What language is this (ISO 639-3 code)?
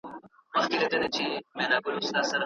pus